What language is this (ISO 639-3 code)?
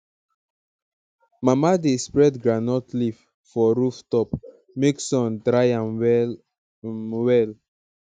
pcm